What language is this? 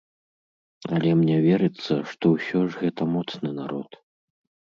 Belarusian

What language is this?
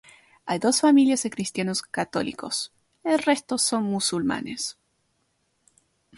Spanish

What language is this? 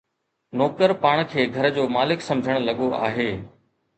Sindhi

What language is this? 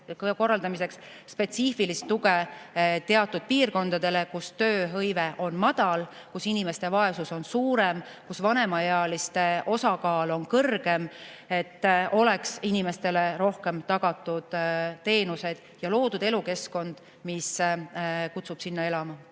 Estonian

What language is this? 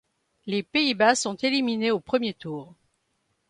French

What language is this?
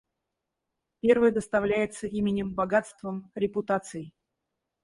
Russian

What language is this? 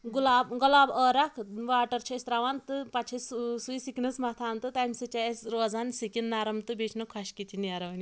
Kashmiri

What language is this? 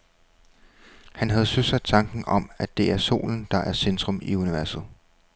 Danish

